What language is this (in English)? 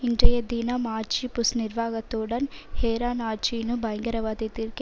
Tamil